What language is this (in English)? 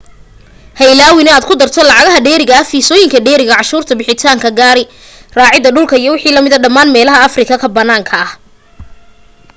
Somali